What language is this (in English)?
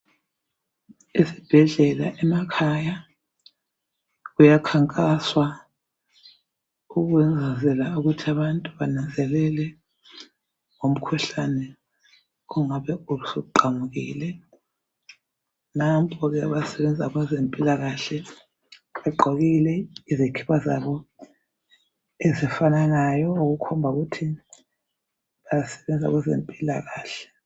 North Ndebele